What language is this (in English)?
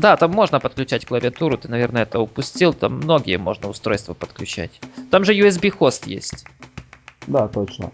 Russian